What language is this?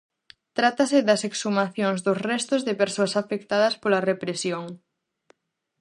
Galician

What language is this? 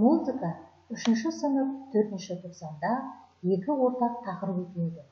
Russian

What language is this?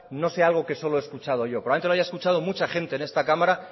Spanish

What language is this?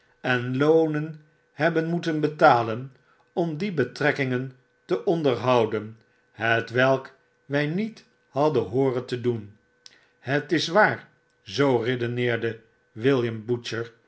Dutch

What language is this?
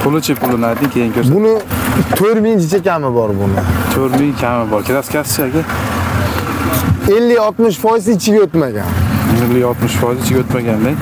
Turkish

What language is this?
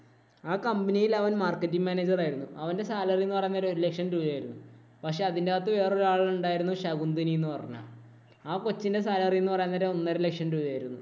Malayalam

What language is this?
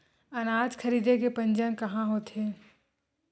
Chhattisgarhi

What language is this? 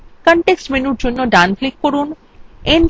Bangla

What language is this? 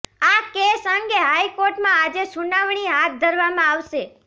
Gujarati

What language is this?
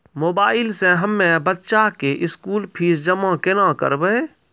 Maithili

